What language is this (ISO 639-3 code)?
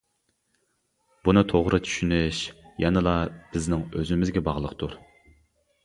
uig